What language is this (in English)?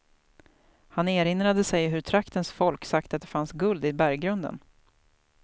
Swedish